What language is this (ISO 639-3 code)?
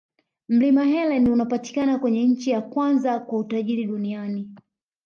swa